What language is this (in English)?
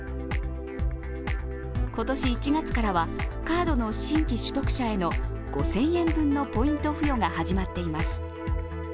Japanese